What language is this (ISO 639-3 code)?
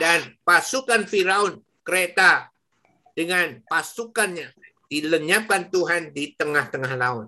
ind